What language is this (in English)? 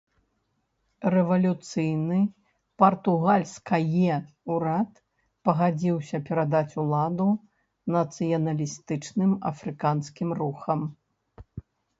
Belarusian